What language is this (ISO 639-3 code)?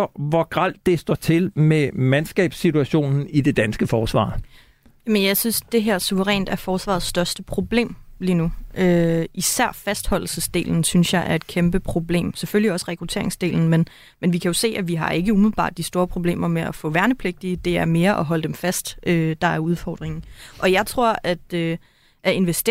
dan